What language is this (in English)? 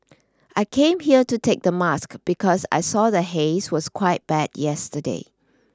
English